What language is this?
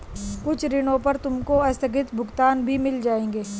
Hindi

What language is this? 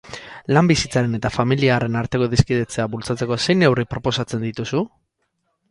Basque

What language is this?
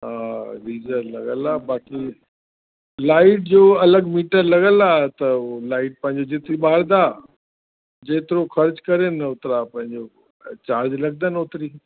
Sindhi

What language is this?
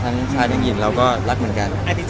Thai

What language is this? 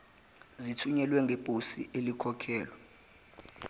Zulu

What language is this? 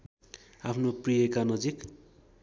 Nepali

